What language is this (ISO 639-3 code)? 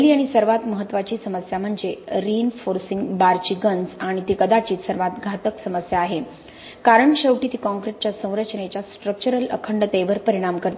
mar